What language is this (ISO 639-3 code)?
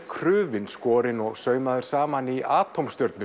isl